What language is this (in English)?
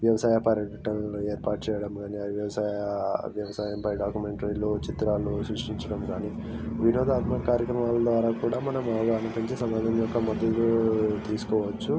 Telugu